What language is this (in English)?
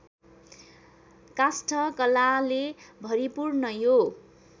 Nepali